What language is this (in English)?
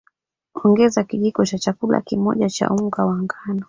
Swahili